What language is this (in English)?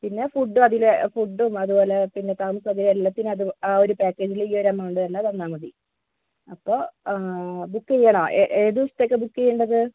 Malayalam